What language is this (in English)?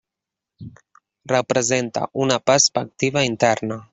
Catalan